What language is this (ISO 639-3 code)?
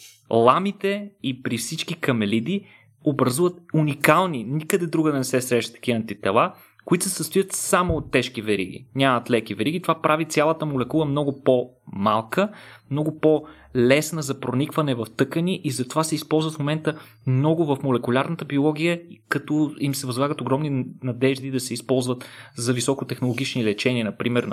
bul